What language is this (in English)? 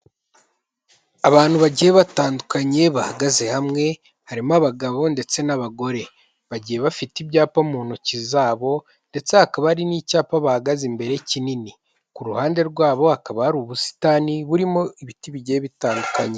Kinyarwanda